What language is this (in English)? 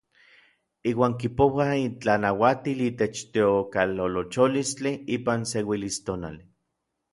Orizaba Nahuatl